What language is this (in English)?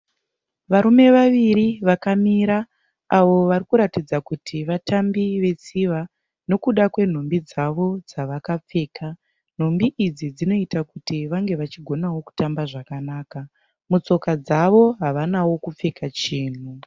Shona